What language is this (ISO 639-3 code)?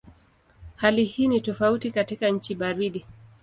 swa